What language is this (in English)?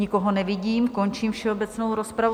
Czech